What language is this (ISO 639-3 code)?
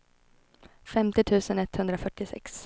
swe